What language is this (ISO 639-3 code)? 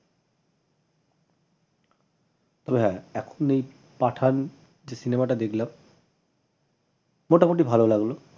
ben